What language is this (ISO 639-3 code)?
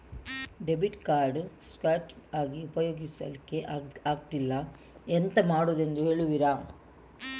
kan